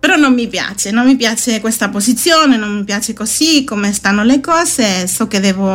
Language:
Italian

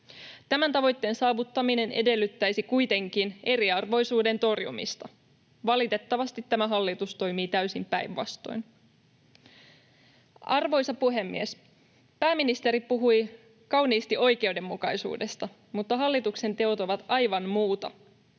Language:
Finnish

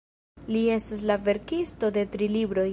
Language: Esperanto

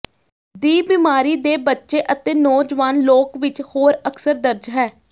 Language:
Punjabi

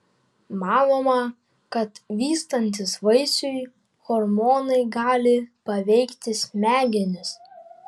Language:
Lithuanian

